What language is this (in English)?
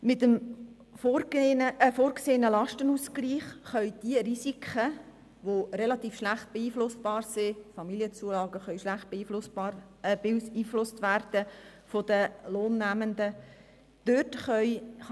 Swiss German